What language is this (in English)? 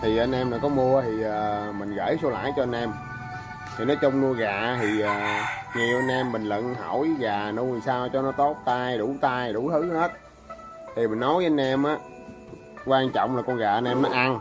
Vietnamese